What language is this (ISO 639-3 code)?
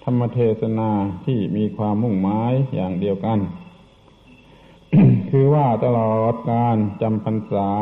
tha